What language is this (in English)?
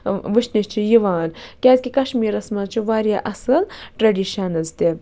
Kashmiri